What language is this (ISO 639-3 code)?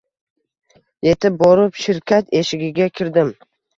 uzb